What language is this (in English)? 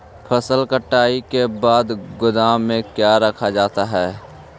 Magahi